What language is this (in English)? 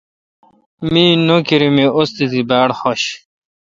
Kalkoti